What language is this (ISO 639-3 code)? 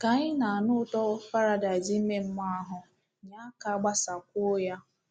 ibo